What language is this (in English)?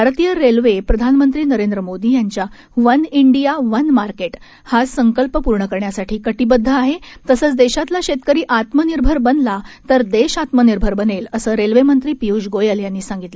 Marathi